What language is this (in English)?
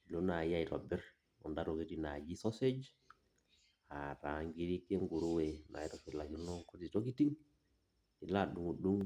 Masai